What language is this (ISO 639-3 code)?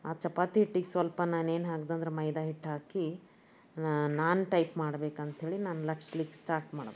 kan